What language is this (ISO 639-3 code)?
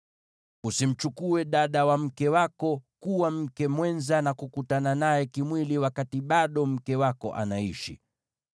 swa